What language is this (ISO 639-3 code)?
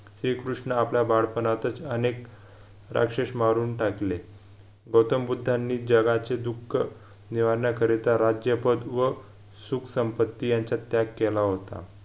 mar